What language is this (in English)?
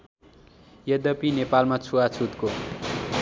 Nepali